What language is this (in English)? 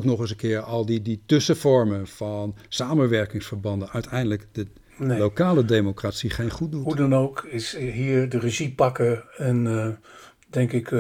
Dutch